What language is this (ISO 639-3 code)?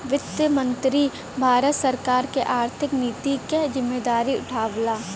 bho